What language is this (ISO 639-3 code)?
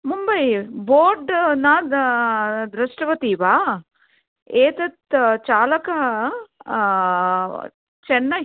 san